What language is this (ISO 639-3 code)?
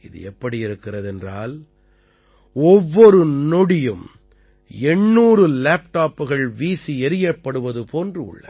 tam